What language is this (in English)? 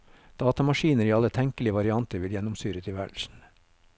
Norwegian